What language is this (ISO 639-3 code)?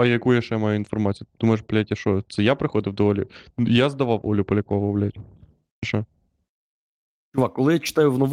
ukr